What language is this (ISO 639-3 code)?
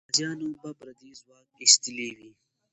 pus